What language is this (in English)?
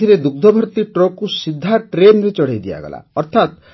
Odia